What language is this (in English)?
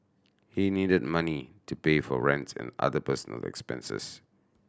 English